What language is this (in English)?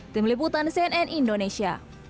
Indonesian